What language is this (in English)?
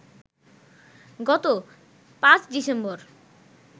Bangla